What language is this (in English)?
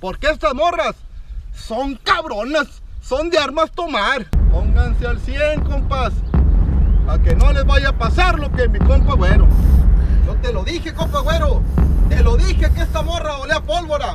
Spanish